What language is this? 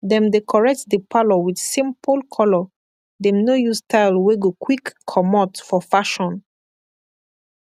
Nigerian Pidgin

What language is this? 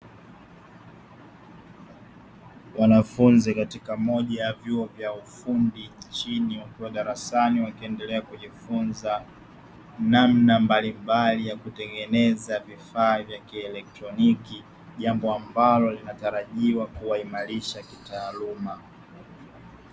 Swahili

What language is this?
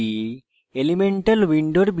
Bangla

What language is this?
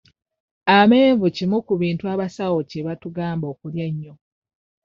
Ganda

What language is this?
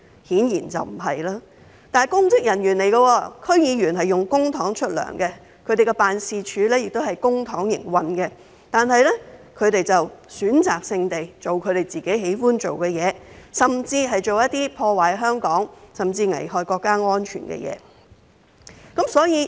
Cantonese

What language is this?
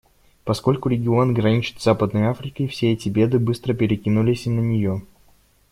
Russian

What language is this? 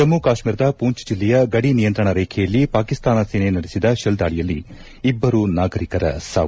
Kannada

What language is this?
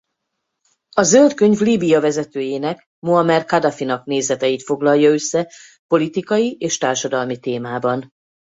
Hungarian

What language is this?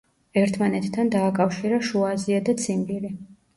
Georgian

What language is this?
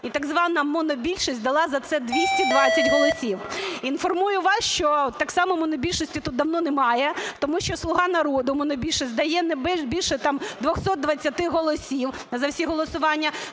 Ukrainian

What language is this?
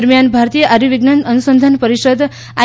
Gujarati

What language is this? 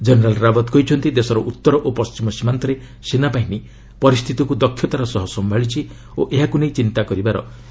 Odia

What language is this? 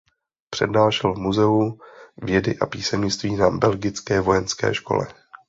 Czech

